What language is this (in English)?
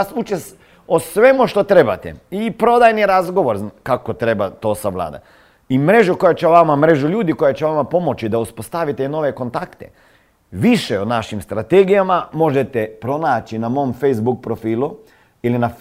Croatian